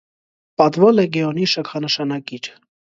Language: Armenian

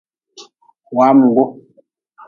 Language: Nawdm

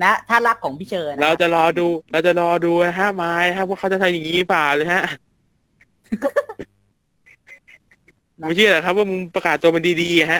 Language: Thai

